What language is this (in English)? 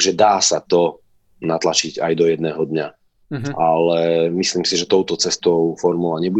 Slovak